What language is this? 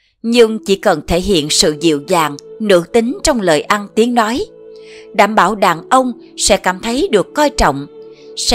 Vietnamese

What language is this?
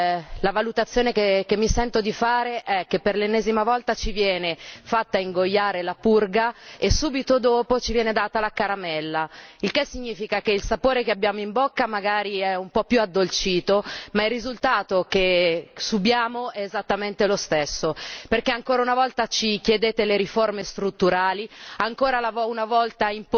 Italian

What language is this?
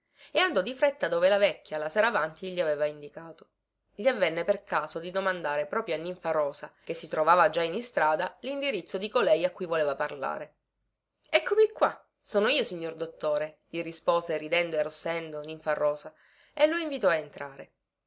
Italian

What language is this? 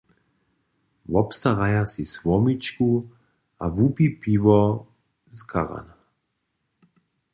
Upper Sorbian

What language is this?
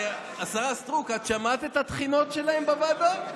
Hebrew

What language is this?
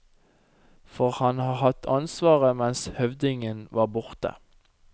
Norwegian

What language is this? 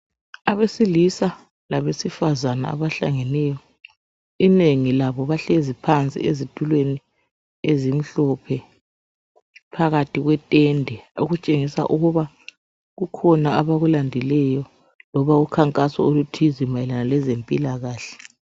North Ndebele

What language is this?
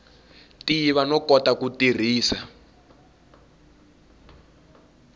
Tsonga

